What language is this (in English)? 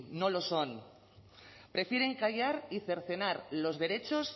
Spanish